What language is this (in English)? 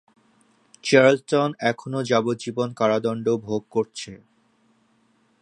Bangla